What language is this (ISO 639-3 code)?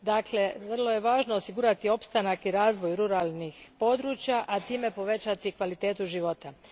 hrv